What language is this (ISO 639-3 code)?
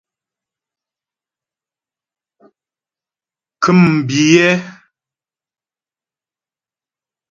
bbj